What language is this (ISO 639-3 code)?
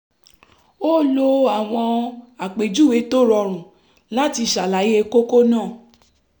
yor